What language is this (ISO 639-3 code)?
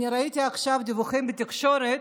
heb